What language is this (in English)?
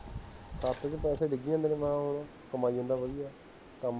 Punjabi